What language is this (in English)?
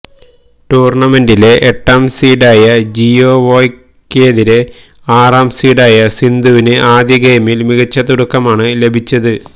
Malayalam